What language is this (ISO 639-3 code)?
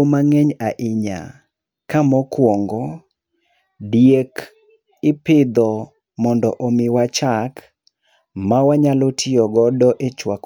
luo